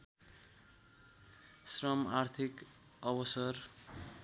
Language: Nepali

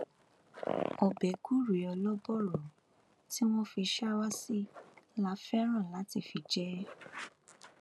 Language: Yoruba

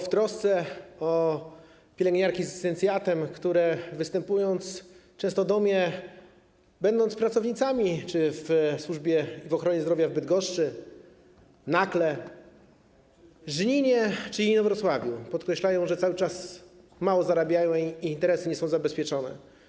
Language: Polish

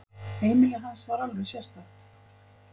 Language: Icelandic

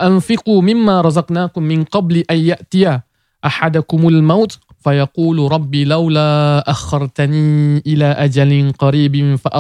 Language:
Malay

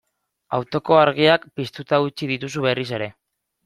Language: Basque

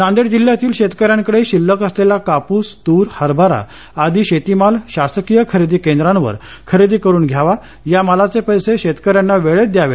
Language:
Marathi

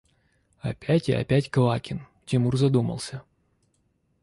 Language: Russian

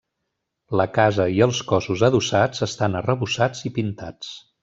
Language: Catalan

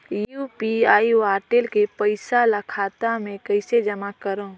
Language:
Chhattisgarhi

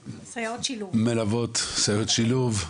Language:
Hebrew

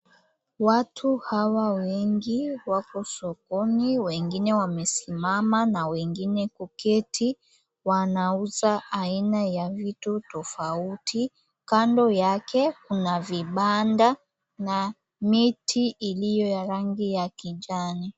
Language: Swahili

